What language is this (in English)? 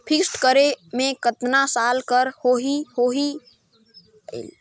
Chhattisgarhi